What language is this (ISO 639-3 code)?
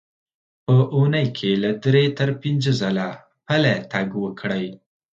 pus